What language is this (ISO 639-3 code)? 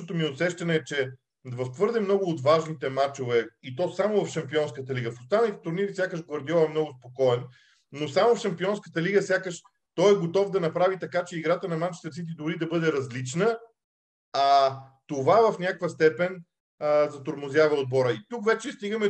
bul